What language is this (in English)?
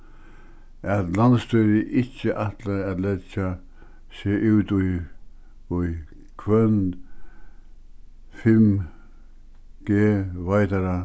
Faroese